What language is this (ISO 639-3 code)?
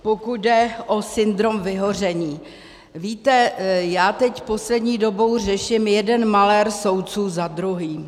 ces